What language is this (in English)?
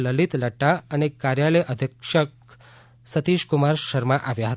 Gujarati